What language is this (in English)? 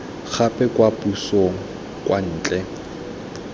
Tswana